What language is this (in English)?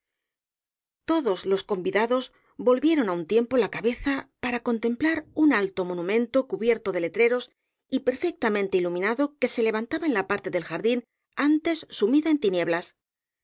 Spanish